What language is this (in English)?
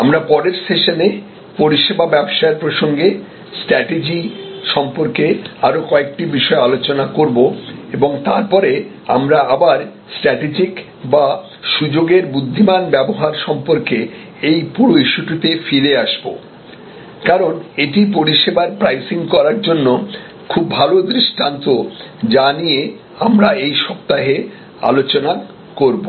Bangla